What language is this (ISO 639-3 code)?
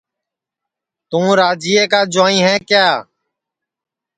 ssi